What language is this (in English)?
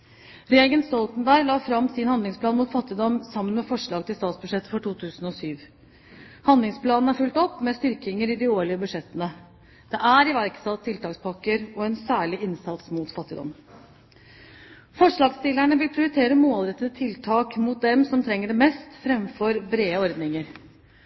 Norwegian Bokmål